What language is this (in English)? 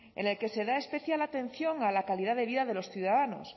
Spanish